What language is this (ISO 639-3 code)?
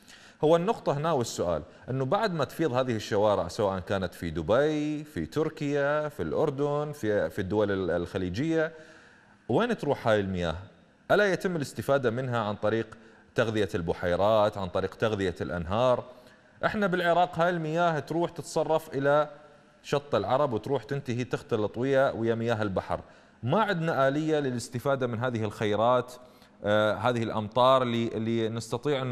ara